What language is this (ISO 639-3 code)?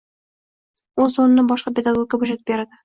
uzb